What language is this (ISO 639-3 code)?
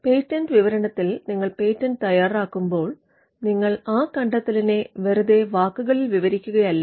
mal